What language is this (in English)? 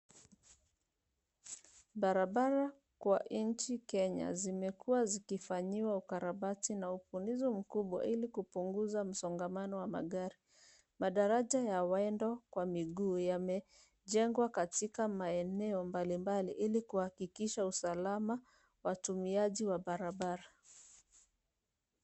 Swahili